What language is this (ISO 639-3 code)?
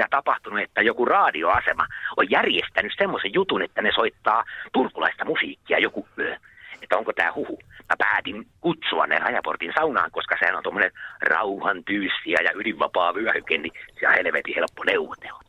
fin